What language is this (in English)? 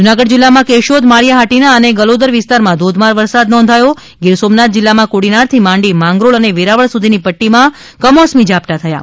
Gujarati